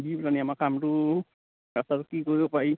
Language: Assamese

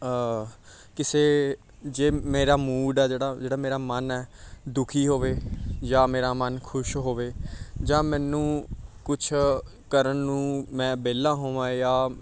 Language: Punjabi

